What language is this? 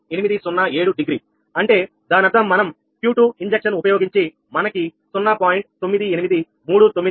Telugu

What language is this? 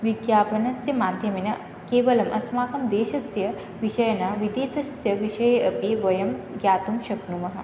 Sanskrit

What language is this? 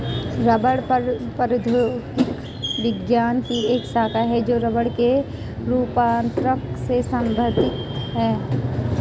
Hindi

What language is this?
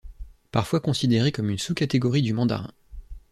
French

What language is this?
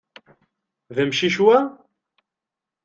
Kabyle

